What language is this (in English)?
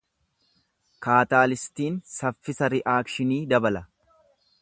Oromo